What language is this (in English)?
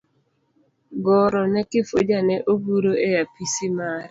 Luo (Kenya and Tanzania)